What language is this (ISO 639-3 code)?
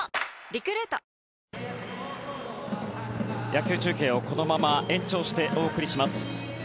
jpn